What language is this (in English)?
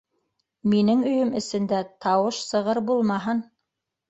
Bashkir